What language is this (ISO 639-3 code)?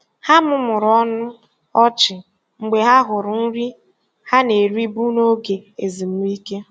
ibo